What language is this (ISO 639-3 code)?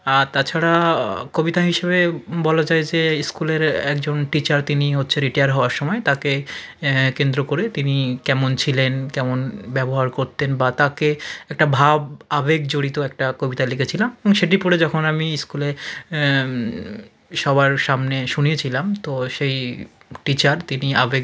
ben